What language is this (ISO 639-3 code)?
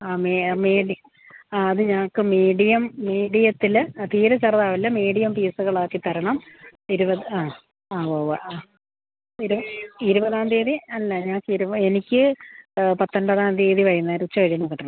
mal